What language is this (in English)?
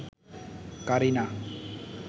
Bangla